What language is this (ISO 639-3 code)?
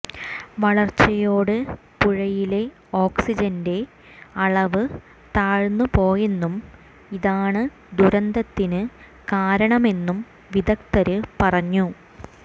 mal